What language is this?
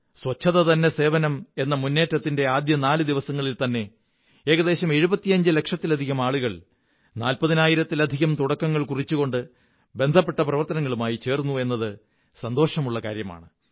Malayalam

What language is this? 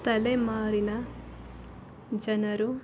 Kannada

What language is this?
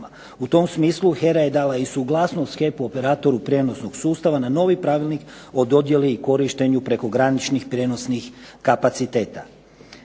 Croatian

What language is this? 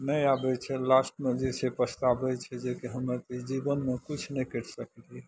Maithili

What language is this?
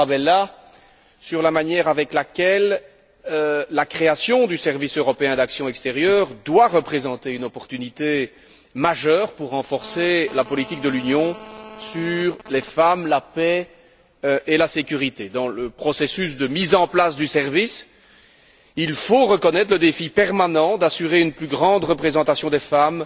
French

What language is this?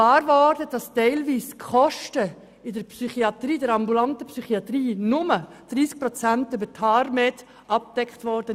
Swiss German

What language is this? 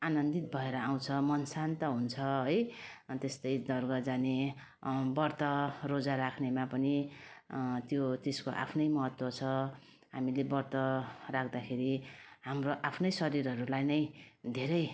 Nepali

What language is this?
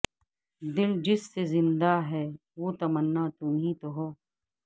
Urdu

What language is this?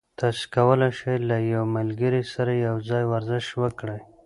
Pashto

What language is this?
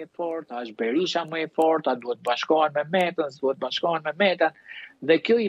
Romanian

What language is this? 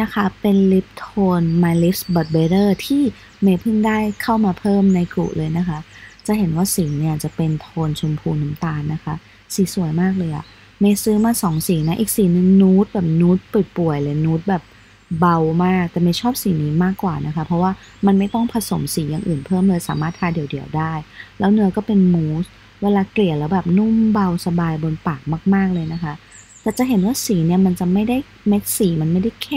Thai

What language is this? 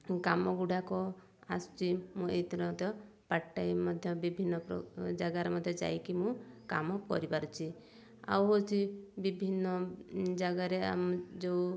Odia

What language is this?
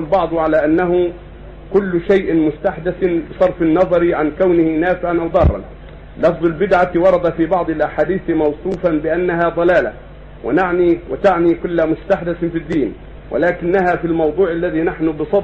Arabic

